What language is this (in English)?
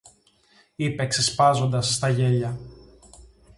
Greek